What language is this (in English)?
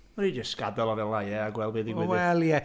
Welsh